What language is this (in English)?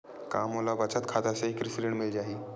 Chhattisgarhi